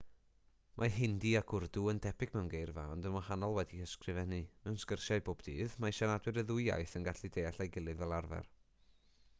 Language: Welsh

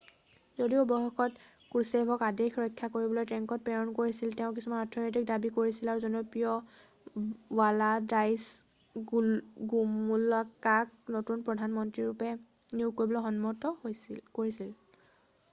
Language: Assamese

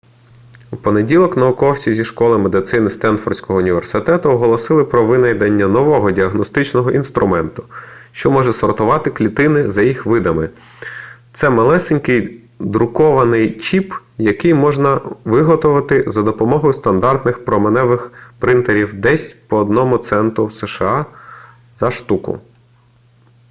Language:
Ukrainian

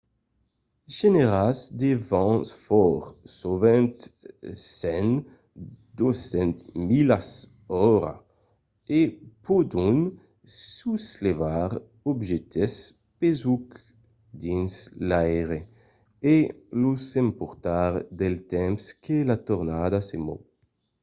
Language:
Occitan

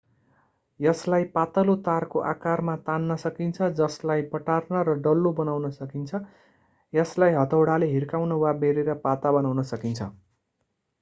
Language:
Nepali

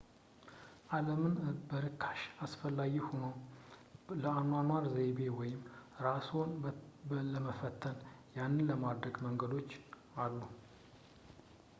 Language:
Amharic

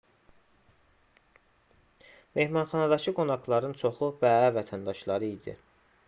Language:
Azerbaijani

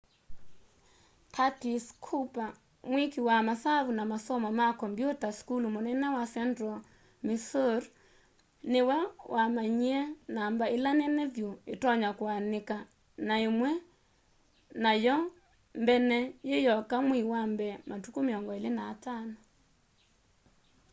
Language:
Kamba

